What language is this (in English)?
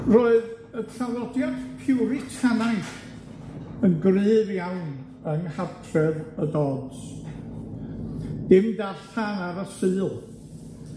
Welsh